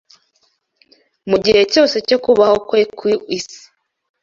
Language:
Kinyarwanda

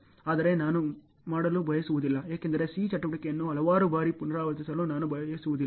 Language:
Kannada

